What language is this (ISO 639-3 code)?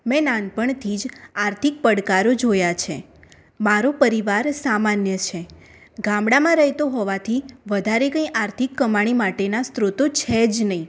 guj